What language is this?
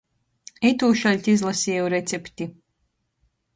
Latgalian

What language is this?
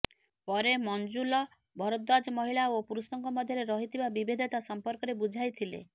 Odia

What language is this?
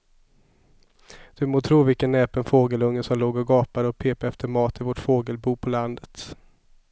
Swedish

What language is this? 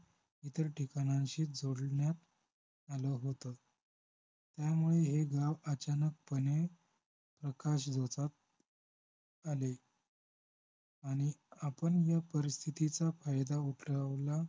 Marathi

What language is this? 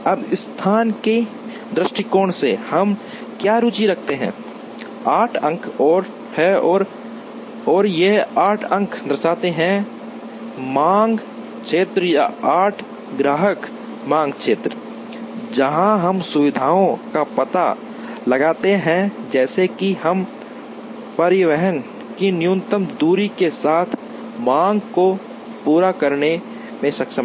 Hindi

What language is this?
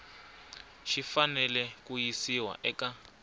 Tsonga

